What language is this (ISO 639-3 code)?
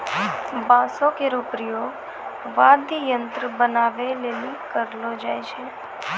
mai